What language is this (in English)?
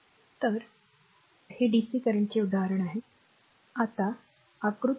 Marathi